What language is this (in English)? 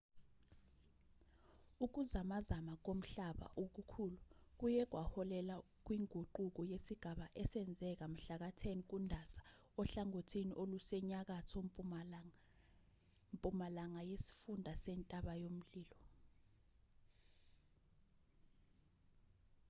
Zulu